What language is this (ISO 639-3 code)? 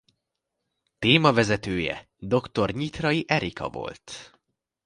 hun